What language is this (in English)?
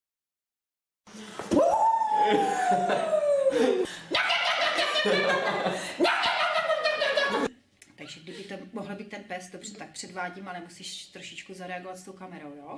Czech